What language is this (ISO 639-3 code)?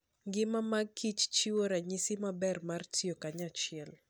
luo